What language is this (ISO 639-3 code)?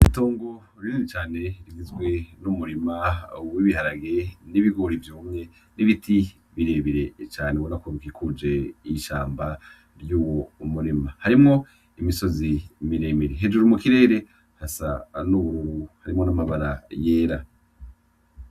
run